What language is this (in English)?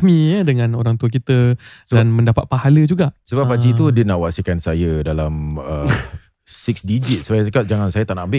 Malay